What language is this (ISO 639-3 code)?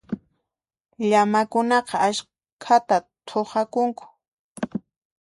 qxp